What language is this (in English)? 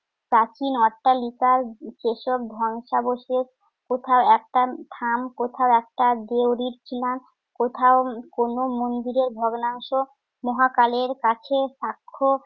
Bangla